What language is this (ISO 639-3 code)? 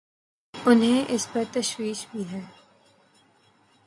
urd